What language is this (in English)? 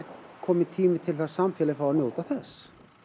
Icelandic